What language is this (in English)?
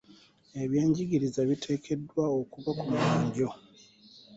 Ganda